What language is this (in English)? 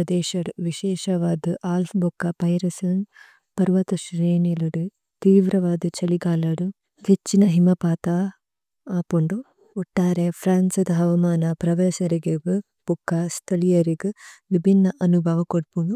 Tulu